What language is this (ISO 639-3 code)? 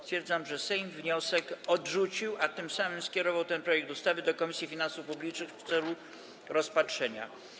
pol